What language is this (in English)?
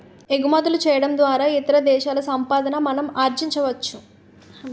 Telugu